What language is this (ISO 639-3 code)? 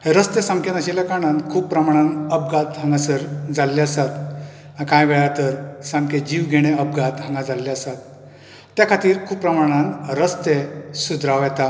kok